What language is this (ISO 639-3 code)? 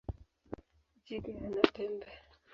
swa